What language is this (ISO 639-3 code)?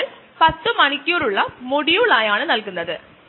mal